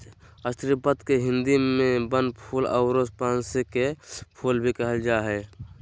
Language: Magahi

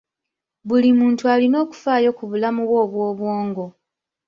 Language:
Ganda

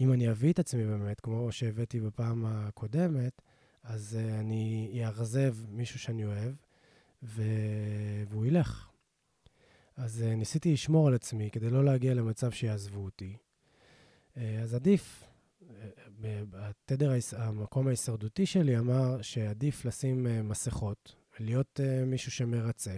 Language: Hebrew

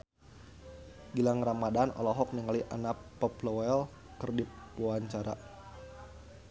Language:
Sundanese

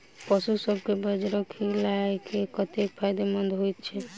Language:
Maithili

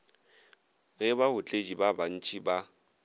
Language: Northern Sotho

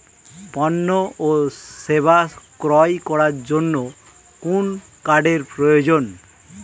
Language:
Bangla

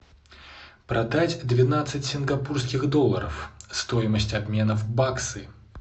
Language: Russian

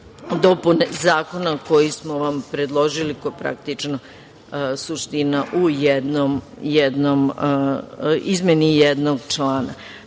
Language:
Serbian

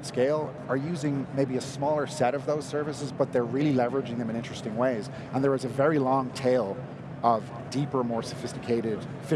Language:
English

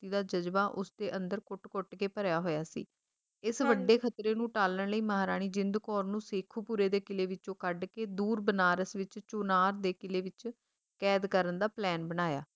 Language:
Punjabi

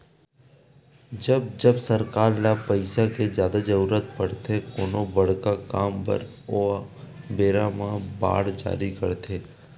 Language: Chhattisgarhi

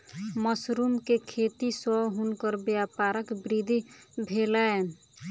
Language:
Maithili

